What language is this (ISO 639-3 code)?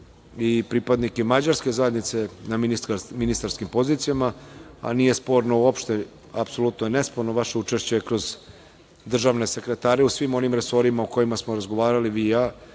srp